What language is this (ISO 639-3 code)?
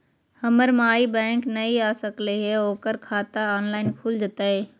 mag